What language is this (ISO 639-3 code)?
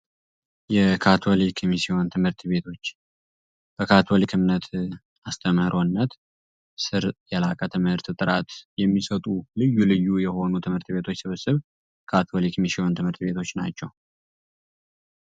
amh